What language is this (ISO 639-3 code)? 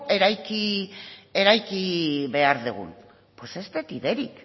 eus